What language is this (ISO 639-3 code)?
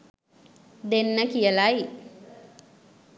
sin